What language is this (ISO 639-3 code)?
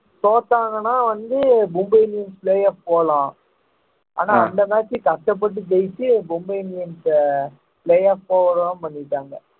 tam